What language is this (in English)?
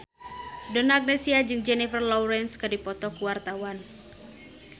Sundanese